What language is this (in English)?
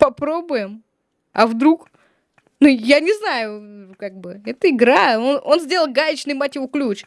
Russian